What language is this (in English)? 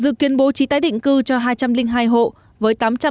Vietnamese